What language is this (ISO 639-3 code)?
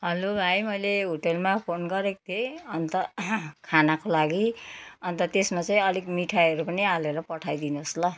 nep